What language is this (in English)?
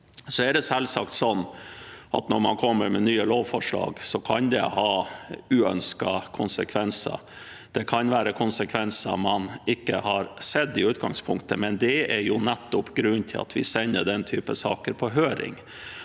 Norwegian